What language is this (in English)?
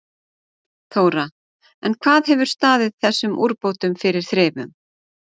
Icelandic